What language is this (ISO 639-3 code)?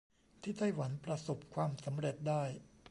tha